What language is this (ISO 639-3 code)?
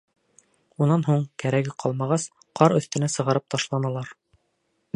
bak